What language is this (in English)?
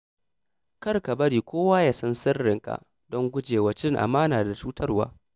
Hausa